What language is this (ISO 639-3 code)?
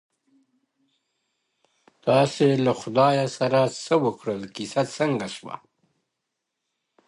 pus